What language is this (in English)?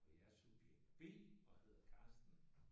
Danish